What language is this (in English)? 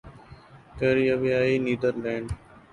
Urdu